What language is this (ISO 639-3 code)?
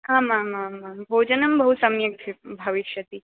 san